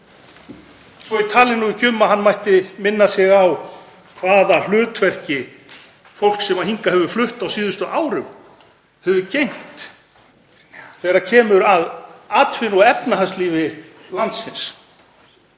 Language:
Icelandic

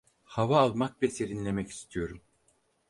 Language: Turkish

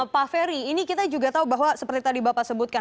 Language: Indonesian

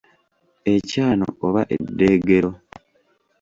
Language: Ganda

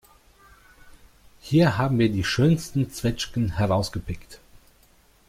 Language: German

